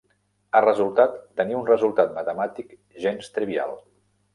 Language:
Catalan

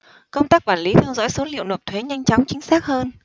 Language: Vietnamese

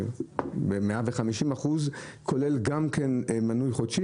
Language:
Hebrew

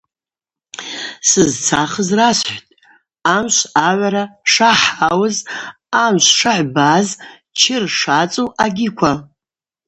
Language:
Abaza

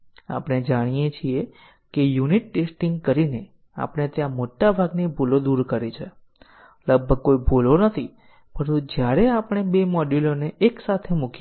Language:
Gujarati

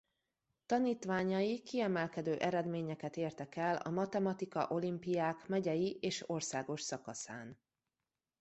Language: Hungarian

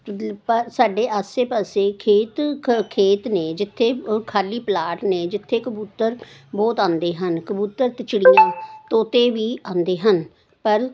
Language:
Punjabi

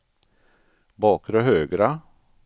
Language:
Swedish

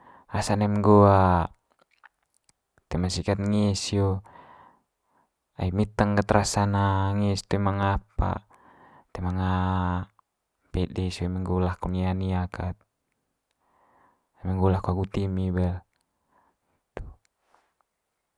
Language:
Manggarai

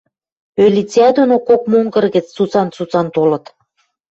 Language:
Western Mari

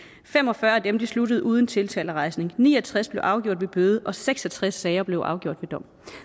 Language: Danish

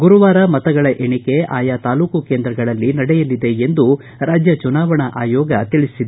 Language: Kannada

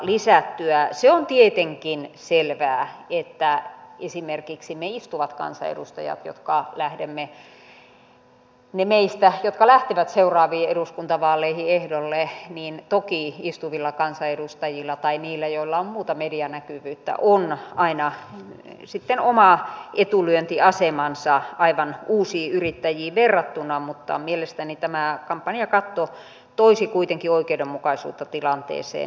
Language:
Finnish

